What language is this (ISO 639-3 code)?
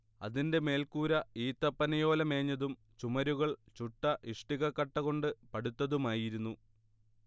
mal